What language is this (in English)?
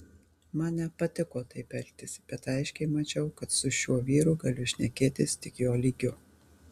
Lithuanian